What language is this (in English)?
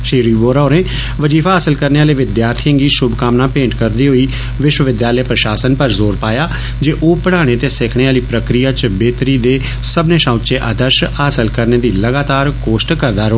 Dogri